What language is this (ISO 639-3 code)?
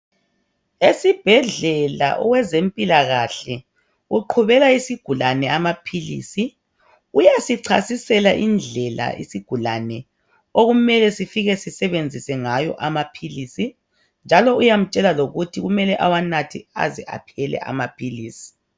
nde